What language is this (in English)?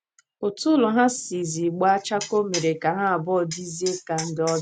Igbo